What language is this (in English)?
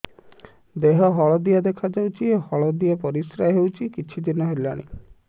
Odia